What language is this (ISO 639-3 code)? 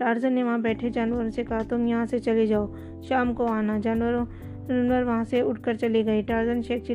urd